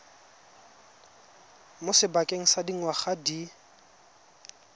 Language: Tswana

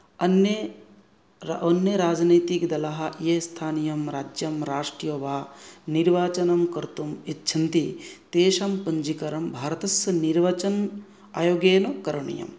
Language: Sanskrit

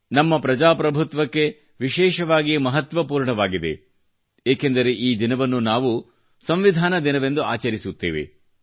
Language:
Kannada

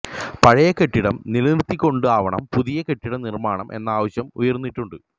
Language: Malayalam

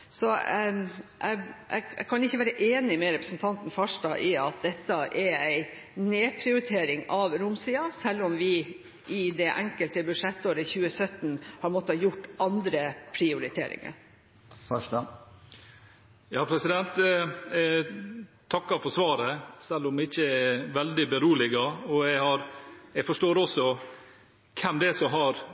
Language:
Norwegian Bokmål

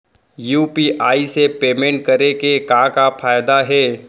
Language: Chhattisgarhi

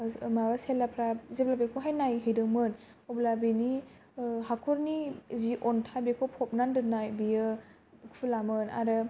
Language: Bodo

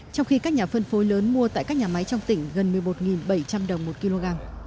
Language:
Vietnamese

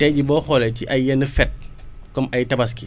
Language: Wolof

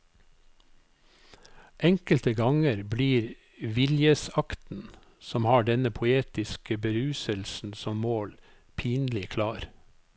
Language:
Norwegian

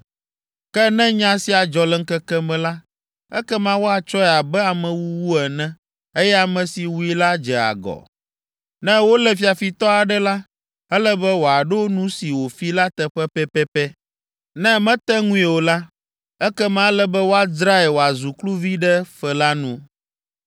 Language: Ewe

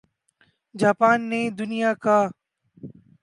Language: Urdu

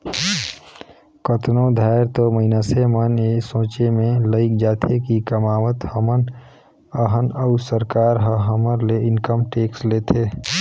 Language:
Chhattisgarhi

